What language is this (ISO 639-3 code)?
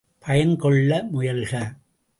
tam